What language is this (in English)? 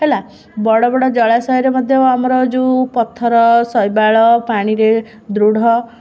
Odia